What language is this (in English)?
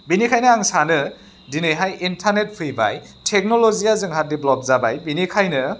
Bodo